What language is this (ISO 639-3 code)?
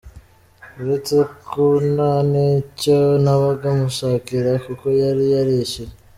kin